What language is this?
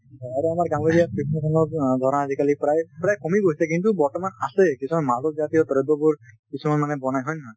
Assamese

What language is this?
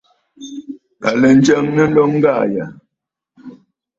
Bafut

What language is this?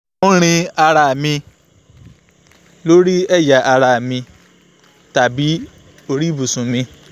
Yoruba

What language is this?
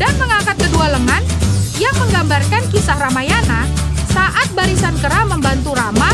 Indonesian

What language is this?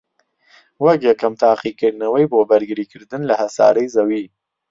Central Kurdish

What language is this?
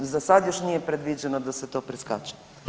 Croatian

